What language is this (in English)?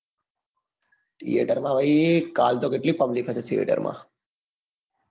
Gujarati